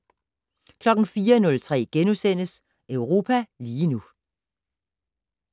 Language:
Danish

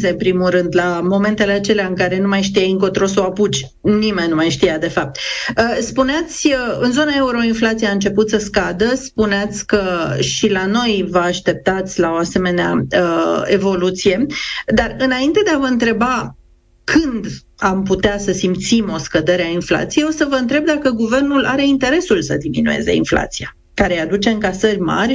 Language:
Romanian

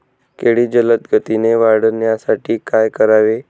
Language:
Marathi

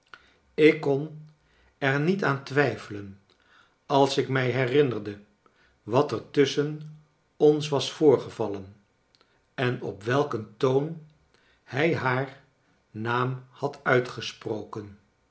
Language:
Dutch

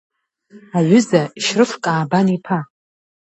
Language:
Abkhazian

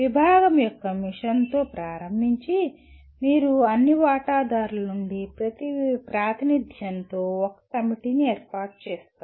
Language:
Telugu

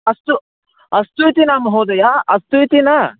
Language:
Sanskrit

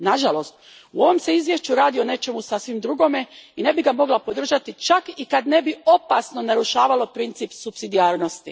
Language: Croatian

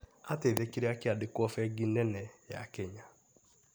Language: Kikuyu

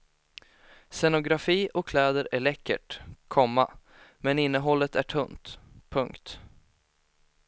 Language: Swedish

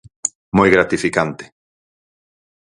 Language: Galician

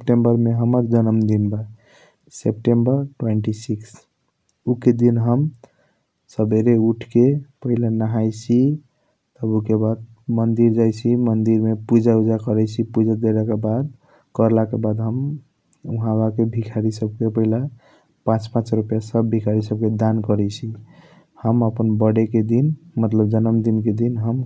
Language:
Kochila Tharu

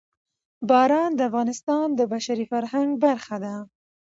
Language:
Pashto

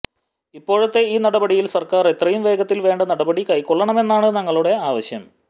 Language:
Malayalam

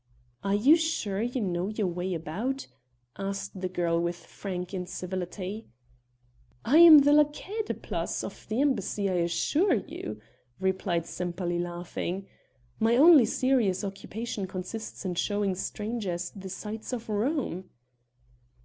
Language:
English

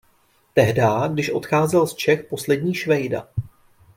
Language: Czech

